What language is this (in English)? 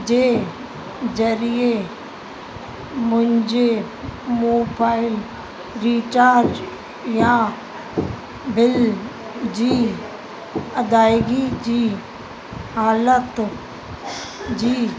Sindhi